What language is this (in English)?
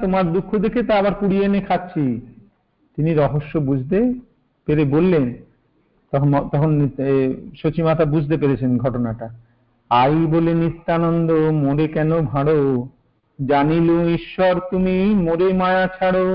Hindi